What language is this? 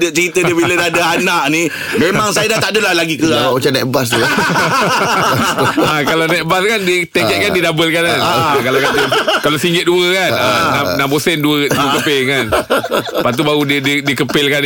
Malay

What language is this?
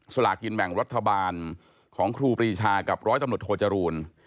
Thai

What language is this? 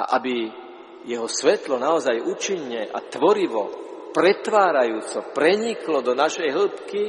Slovak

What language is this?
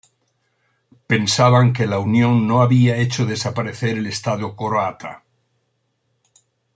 Spanish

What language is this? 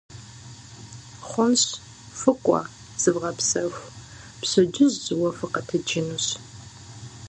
Kabardian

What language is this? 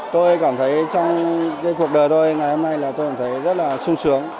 Vietnamese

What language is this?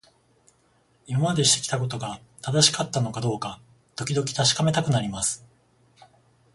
Japanese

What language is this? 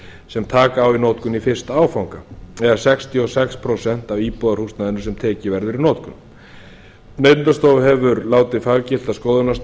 Icelandic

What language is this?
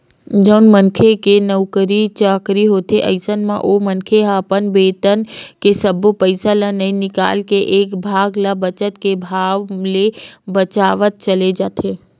Chhattisgarhi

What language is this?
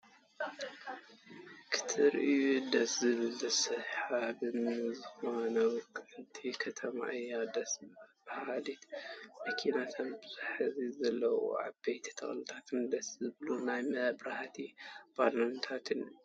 Tigrinya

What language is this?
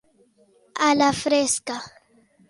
Catalan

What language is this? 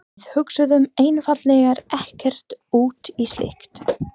Icelandic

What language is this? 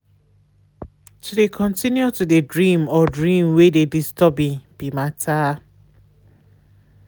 Nigerian Pidgin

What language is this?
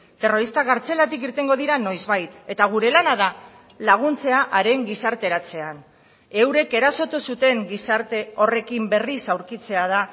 Basque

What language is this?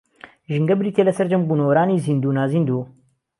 Central Kurdish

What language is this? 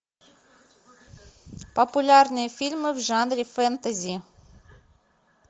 Russian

